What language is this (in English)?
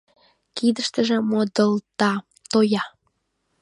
Mari